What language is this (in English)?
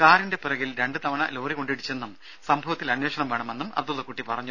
Malayalam